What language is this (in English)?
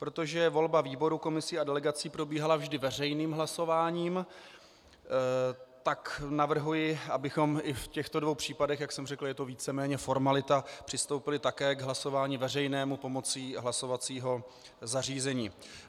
Czech